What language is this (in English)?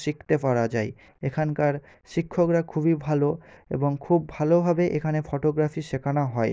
Bangla